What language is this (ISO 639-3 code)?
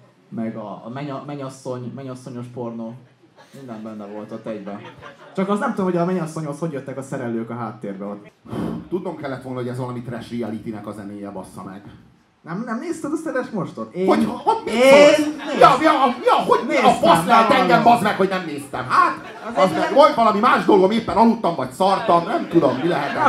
hun